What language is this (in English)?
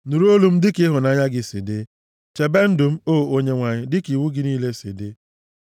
Igbo